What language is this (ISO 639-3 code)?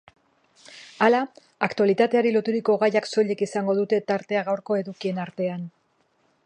eus